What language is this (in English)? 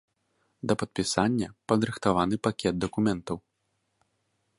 Belarusian